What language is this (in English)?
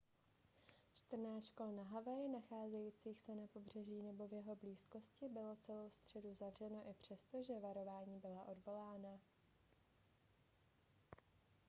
Czech